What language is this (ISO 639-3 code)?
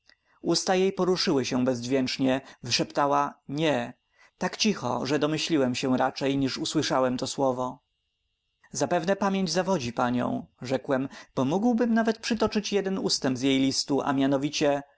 pol